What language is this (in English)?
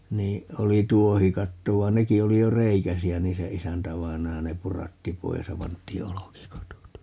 Finnish